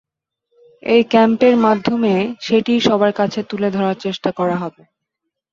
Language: Bangla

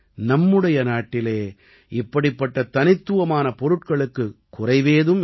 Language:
Tamil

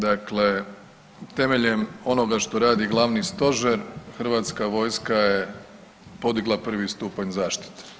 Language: Croatian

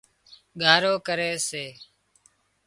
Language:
Wadiyara Koli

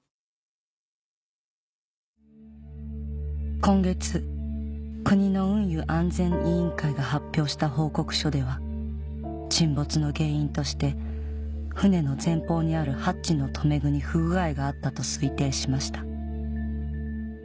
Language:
Japanese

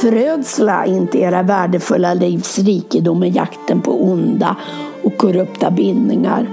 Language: Swedish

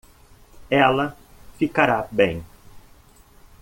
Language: Portuguese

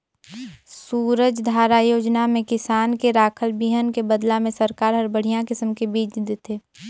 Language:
Chhattisgarhi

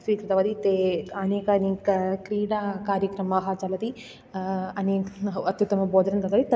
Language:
Sanskrit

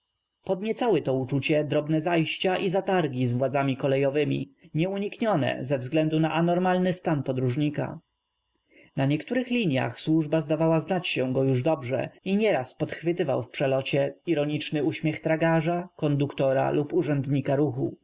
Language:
Polish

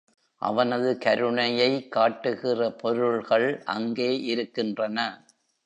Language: Tamil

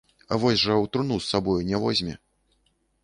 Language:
Belarusian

